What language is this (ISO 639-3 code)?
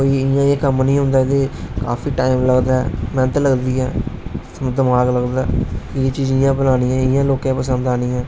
doi